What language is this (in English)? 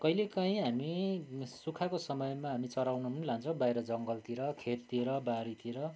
Nepali